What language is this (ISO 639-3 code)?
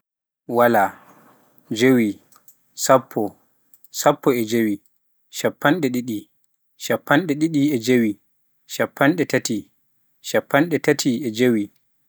fuf